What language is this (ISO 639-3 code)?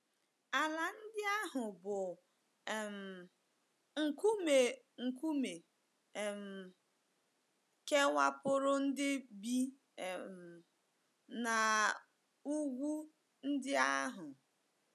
ibo